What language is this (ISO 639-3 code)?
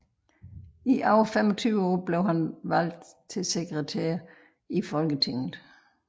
dan